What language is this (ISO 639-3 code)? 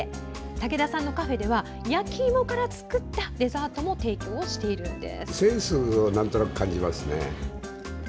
jpn